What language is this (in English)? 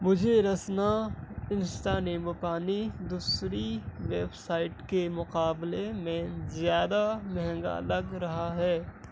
Urdu